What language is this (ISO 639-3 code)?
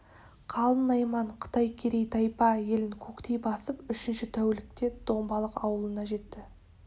kaz